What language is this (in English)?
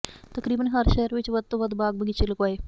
Punjabi